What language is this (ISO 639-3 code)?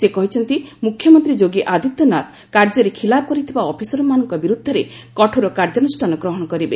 ori